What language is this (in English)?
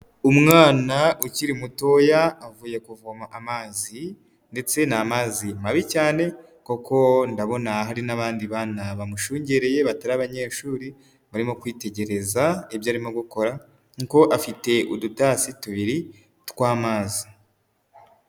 Kinyarwanda